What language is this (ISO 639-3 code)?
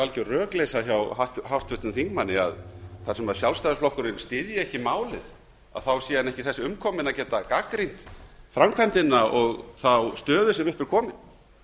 isl